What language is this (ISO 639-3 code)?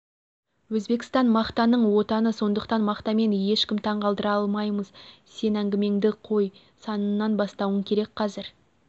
kaz